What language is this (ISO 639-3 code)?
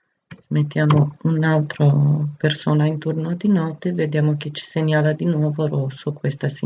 ita